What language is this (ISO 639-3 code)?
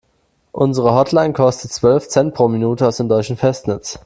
deu